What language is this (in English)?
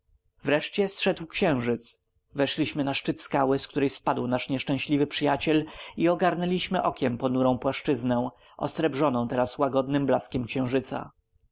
Polish